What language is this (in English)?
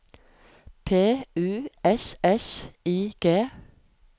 Norwegian